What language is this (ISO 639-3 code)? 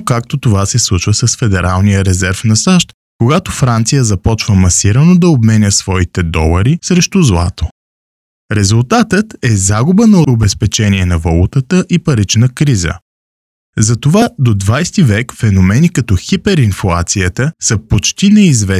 bul